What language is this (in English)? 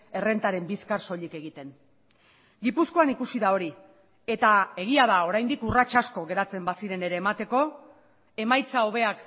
Basque